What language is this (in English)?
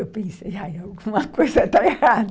Portuguese